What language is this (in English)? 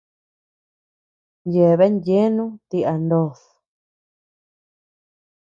Tepeuxila Cuicatec